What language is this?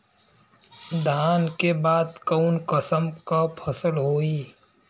Bhojpuri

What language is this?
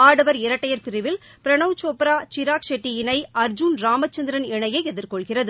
Tamil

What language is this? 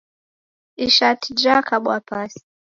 Taita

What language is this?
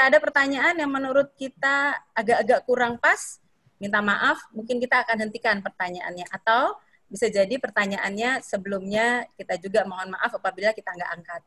Indonesian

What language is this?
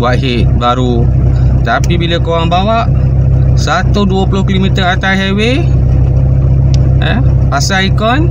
Malay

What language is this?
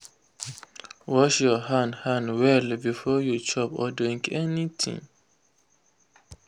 Nigerian Pidgin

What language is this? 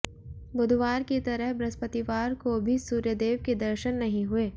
Hindi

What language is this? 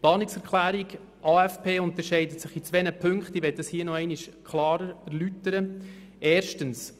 Swiss German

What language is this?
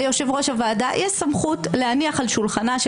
Hebrew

